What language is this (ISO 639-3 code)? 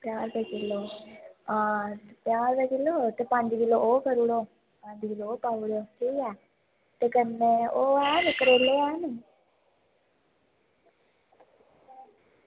doi